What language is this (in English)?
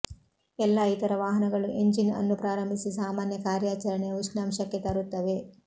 Kannada